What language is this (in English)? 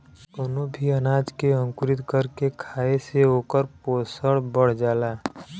Bhojpuri